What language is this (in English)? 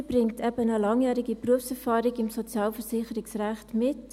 Swiss German